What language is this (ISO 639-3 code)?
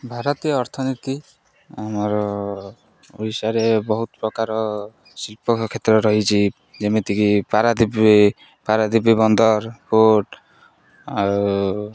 ori